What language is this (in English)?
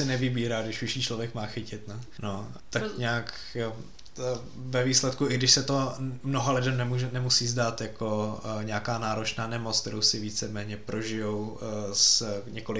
Czech